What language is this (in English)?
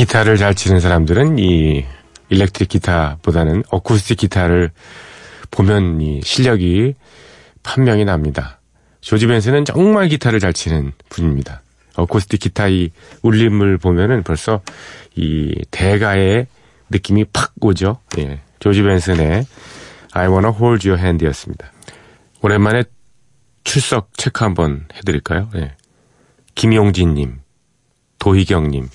Korean